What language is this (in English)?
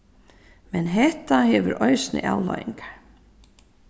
Faroese